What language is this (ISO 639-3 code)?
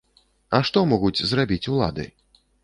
bel